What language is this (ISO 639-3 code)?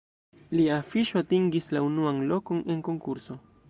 epo